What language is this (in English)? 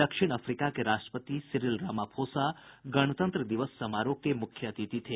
Hindi